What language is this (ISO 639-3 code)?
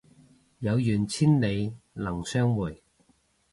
yue